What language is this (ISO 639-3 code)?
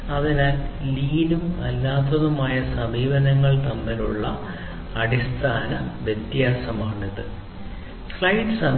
mal